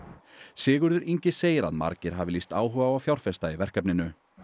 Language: Icelandic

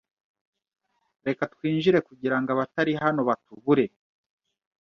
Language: Kinyarwanda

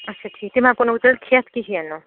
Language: Kashmiri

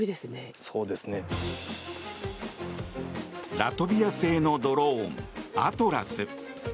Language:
Japanese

